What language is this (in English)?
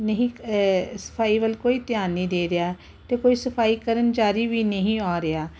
Punjabi